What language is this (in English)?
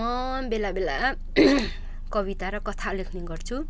Nepali